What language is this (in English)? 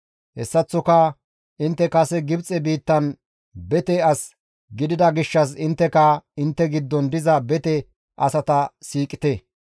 Gamo